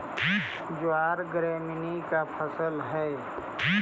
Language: Magahi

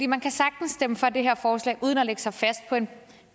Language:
Danish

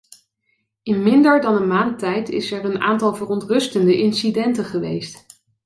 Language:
Dutch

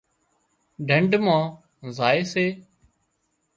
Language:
Wadiyara Koli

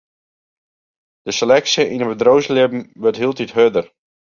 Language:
Western Frisian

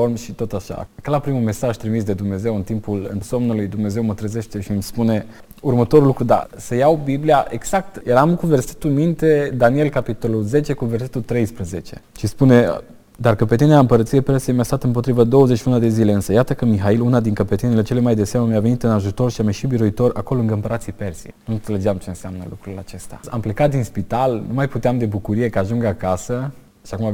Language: Romanian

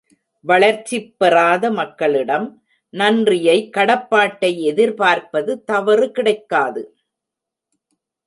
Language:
Tamil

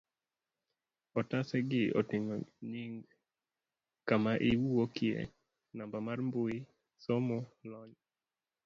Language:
Luo (Kenya and Tanzania)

